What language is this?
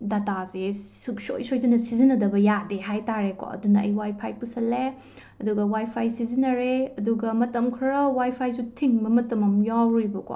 Manipuri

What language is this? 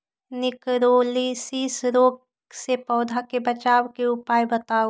Magahi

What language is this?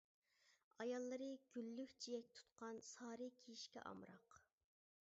Uyghur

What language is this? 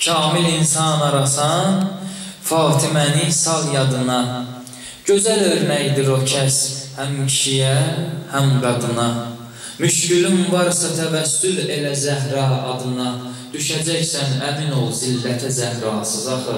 Turkish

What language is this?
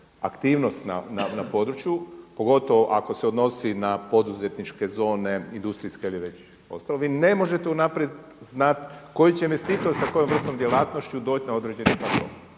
Croatian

